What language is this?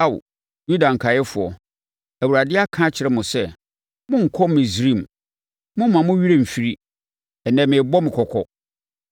Akan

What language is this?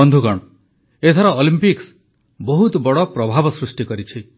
Odia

